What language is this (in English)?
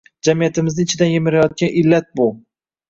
Uzbek